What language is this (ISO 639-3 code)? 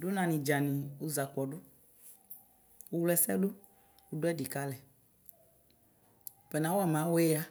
kpo